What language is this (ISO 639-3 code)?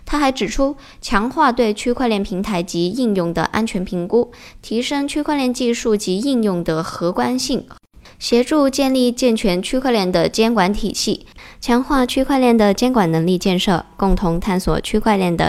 zho